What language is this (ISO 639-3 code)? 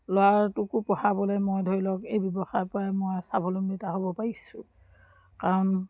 asm